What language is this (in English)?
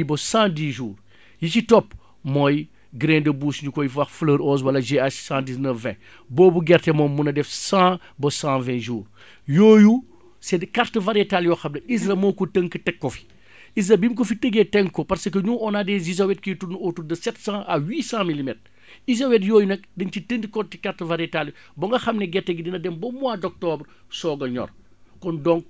Wolof